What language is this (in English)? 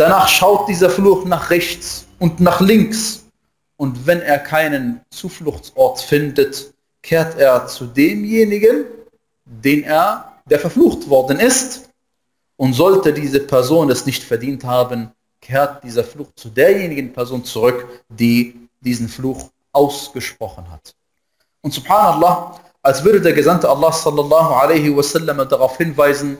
German